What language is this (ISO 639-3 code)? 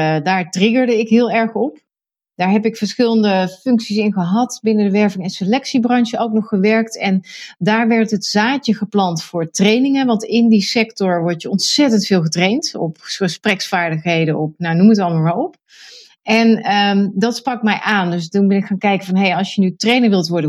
nld